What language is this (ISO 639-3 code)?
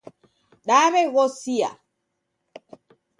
dav